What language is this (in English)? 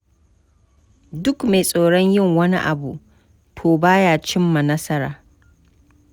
Hausa